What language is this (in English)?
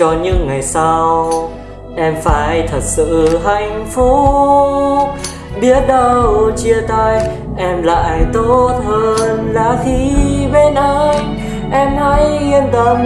Vietnamese